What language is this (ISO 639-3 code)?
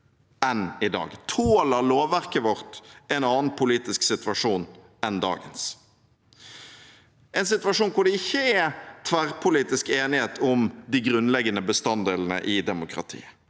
nor